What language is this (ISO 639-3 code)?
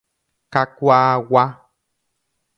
grn